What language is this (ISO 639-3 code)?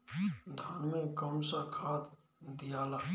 bho